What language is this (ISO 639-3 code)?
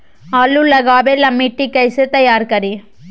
mag